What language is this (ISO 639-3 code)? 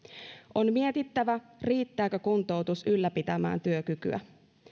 fin